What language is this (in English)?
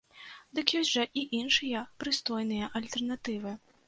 Belarusian